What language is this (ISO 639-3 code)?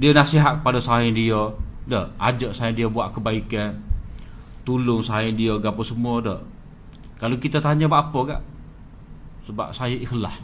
msa